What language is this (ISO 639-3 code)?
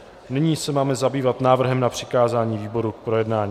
ces